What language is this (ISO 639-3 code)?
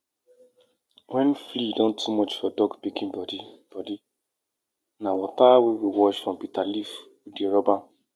pcm